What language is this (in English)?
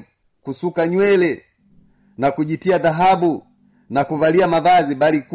Swahili